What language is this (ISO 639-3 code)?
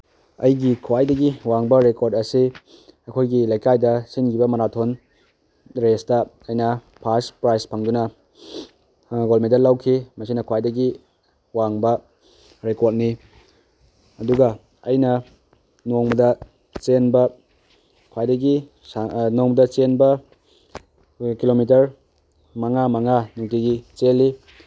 mni